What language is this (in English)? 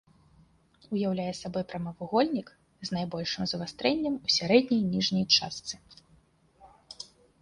Belarusian